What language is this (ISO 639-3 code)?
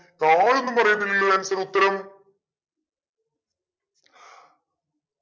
mal